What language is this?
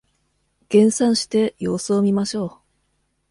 Japanese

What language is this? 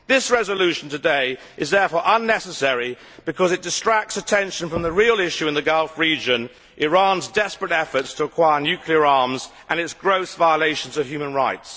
English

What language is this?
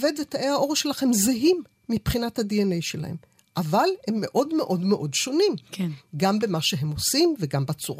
Hebrew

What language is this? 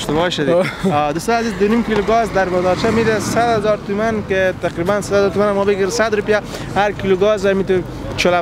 Persian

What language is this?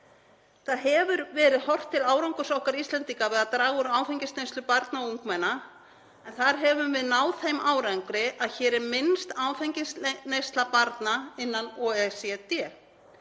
Icelandic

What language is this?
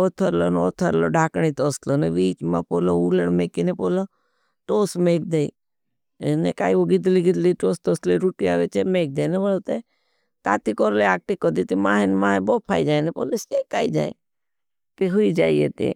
Bhili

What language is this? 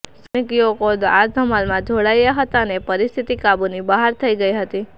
Gujarati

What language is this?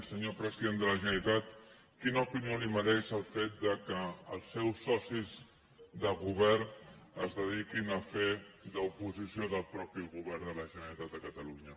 Catalan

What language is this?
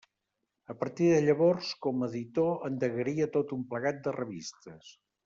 Catalan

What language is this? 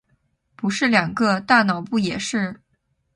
Chinese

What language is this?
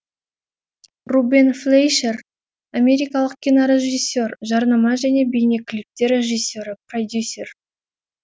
Kazakh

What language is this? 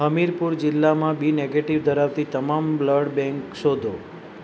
Gujarati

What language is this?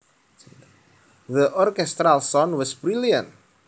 Javanese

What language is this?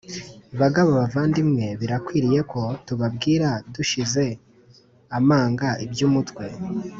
Kinyarwanda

